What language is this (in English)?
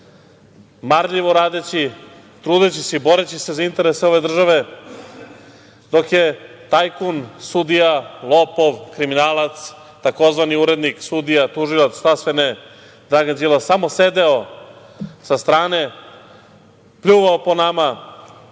Serbian